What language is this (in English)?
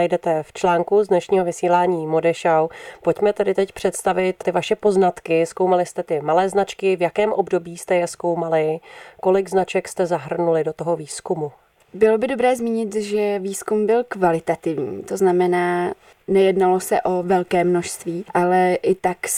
Czech